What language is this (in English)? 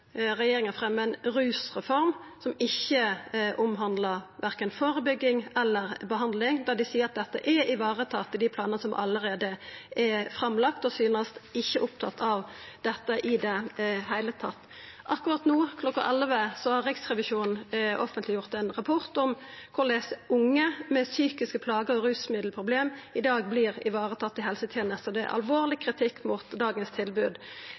Norwegian Nynorsk